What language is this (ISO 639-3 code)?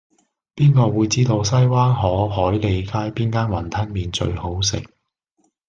yue